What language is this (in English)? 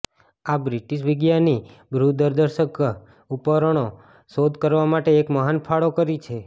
Gujarati